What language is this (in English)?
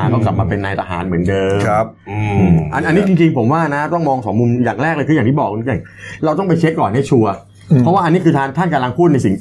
Thai